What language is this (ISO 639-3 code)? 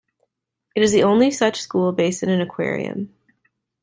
eng